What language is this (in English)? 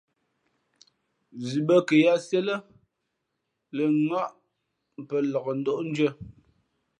Fe'fe'